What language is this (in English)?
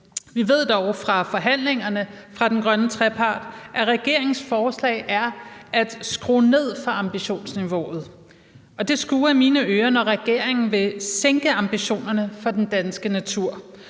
Danish